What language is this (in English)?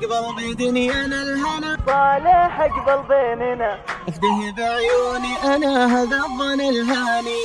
Arabic